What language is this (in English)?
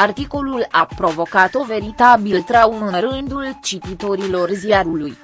Romanian